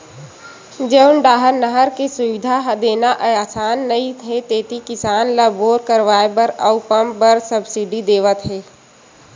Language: Chhattisgarhi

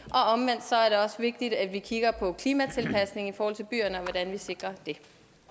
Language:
Danish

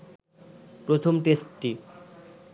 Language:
Bangla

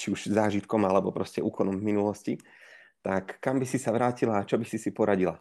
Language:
Slovak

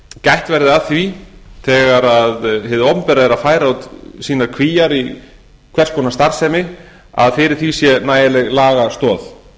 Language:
Icelandic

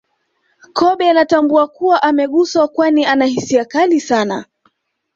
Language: Swahili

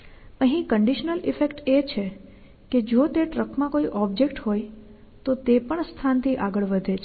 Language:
Gujarati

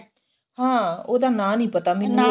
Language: Punjabi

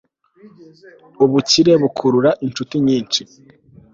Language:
Kinyarwanda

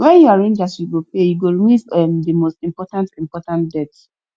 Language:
Nigerian Pidgin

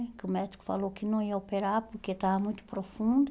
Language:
Portuguese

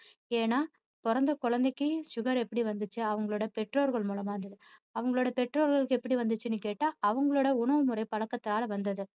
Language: Tamil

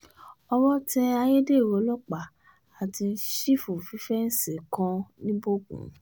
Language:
Yoruba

